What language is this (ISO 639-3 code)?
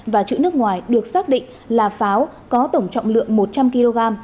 vie